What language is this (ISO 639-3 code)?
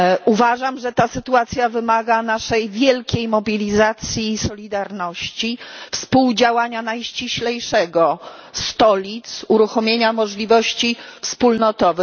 pol